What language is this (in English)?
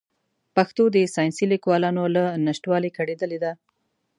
Pashto